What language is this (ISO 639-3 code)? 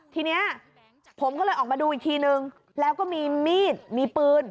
tha